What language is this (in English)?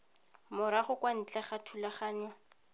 Tswana